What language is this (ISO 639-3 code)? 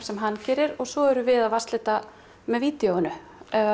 isl